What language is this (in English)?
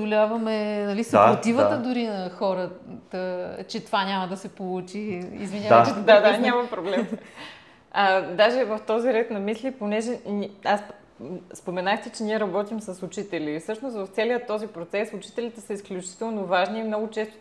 Bulgarian